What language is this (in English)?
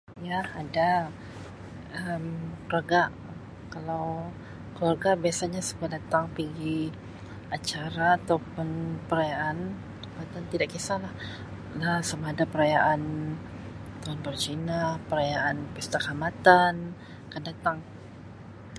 Sabah Malay